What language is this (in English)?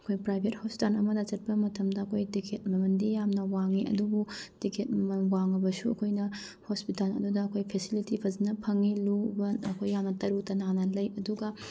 Manipuri